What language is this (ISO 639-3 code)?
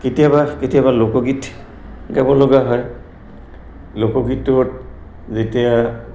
asm